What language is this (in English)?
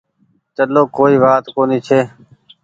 Goaria